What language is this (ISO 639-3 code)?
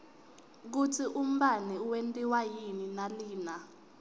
ssw